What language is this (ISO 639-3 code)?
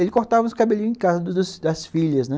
por